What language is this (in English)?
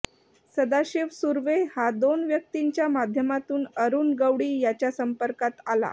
Marathi